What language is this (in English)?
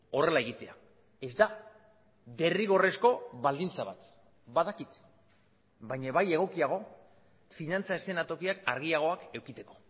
Basque